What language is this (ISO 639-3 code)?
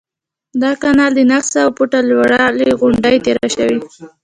pus